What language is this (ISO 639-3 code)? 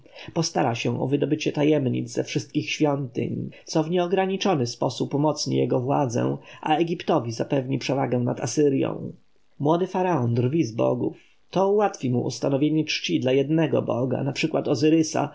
pol